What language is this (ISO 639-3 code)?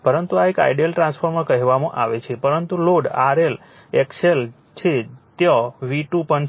guj